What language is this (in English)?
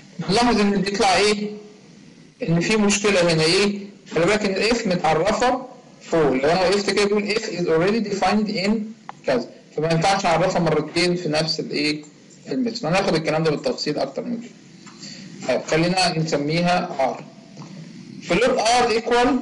Arabic